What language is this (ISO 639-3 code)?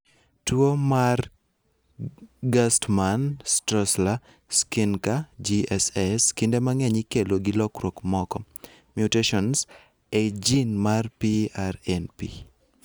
luo